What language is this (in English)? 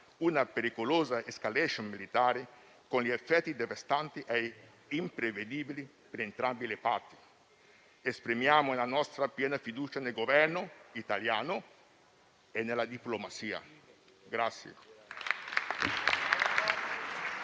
Italian